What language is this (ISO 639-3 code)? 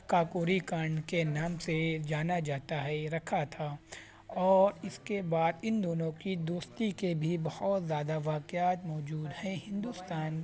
urd